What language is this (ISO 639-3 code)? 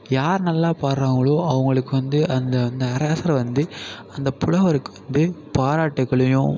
tam